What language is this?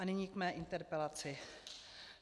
Czech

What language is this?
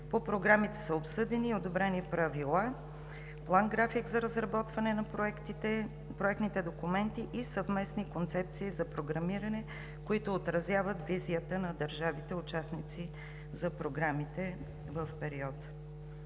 Bulgarian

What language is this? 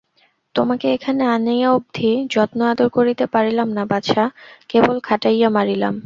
Bangla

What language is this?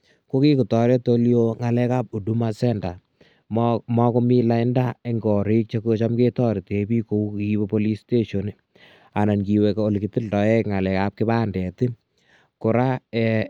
Kalenjin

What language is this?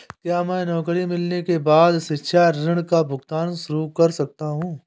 Hindi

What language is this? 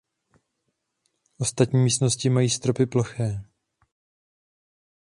Czech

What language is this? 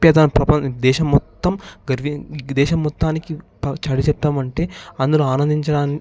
Telugu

